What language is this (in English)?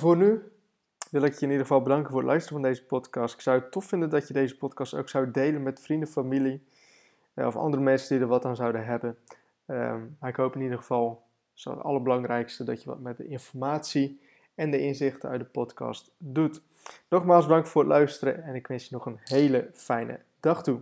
Dutch